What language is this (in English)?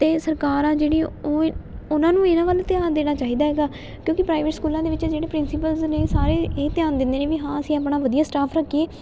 Punjabi